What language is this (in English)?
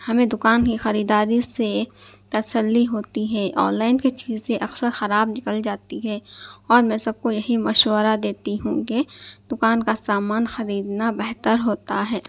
Urdu